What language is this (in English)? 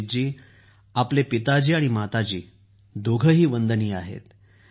Marathi